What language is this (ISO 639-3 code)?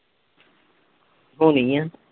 pan